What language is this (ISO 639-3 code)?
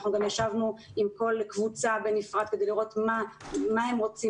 heb